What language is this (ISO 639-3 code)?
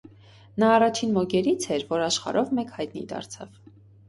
hye